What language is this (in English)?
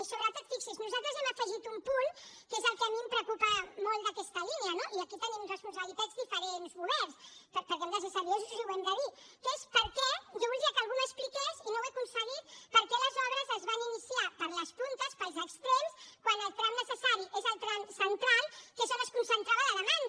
Catalan